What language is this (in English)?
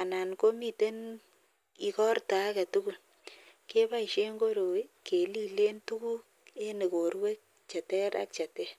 Kalenjin